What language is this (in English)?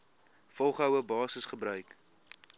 Afrikaans